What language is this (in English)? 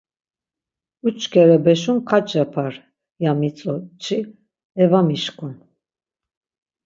Laz